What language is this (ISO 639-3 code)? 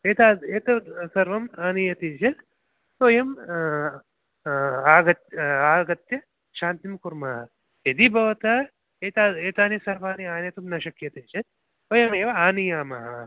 san